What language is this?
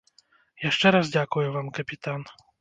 Belarusian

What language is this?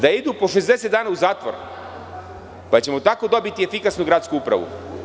Serbian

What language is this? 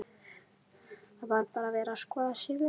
Icelandic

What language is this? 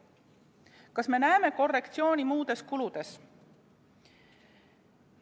Estonian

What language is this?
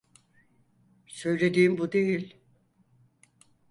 Turkish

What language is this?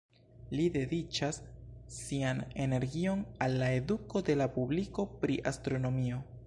Esperanto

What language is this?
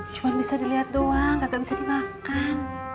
Indonesian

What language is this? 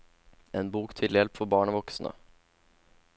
Norwegian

